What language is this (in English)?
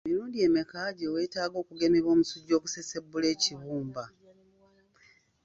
Ganda